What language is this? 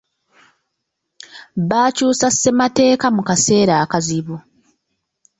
Ganda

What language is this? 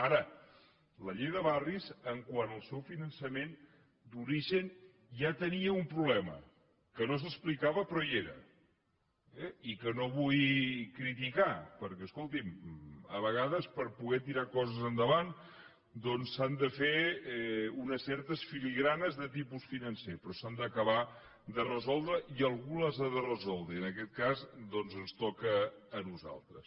Catalan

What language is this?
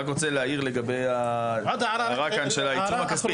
Hebrew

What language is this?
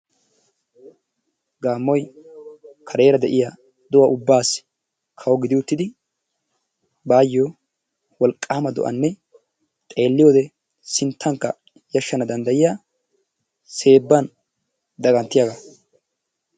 Wolaytta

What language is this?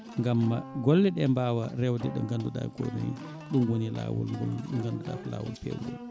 Fula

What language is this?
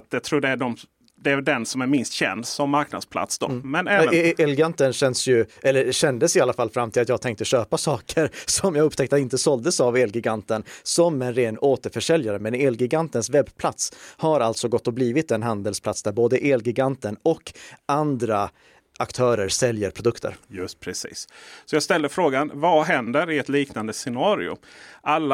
Swedish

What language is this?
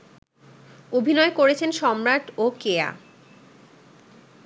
Bangla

